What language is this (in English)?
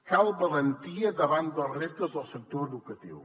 Catalan